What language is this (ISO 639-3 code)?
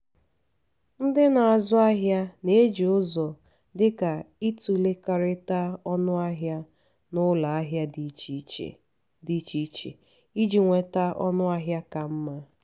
ibo